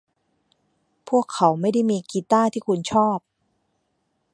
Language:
Thai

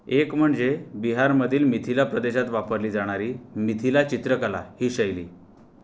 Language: Marathi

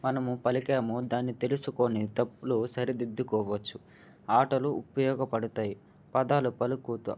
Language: Telugu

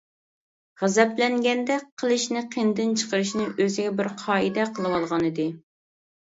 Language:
Uyghur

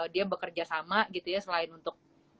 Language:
Indonesian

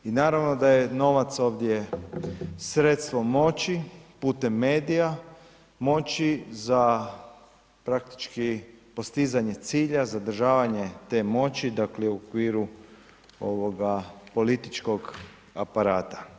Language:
Croatian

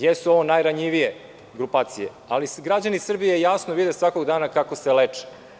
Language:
Serbian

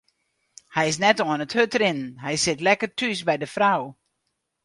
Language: Western Frisian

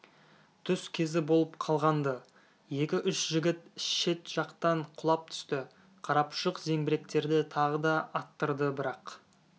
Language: Kazakh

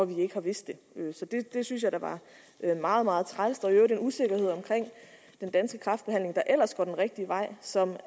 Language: Danish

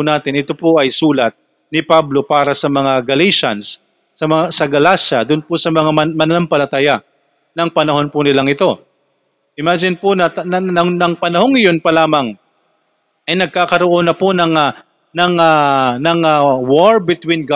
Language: Filipino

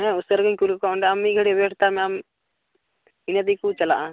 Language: Santali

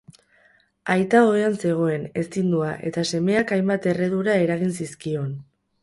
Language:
Basque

